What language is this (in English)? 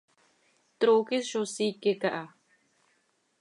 Seri